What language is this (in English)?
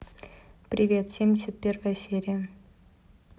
Russian